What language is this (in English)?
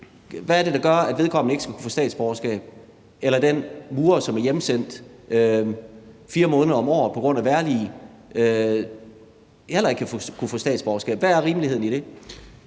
Danish